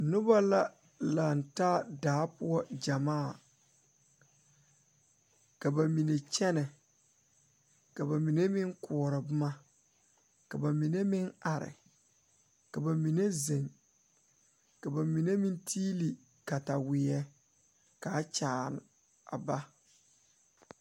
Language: Southern Dagaare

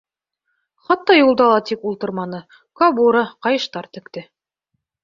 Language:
Bashkir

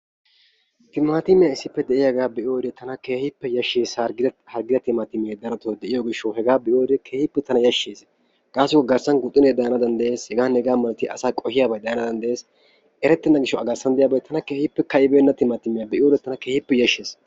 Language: Wolaytta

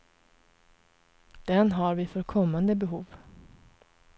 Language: Swedish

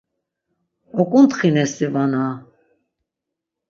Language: Laz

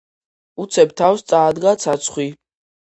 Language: Georgian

